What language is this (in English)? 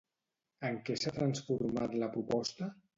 Catalan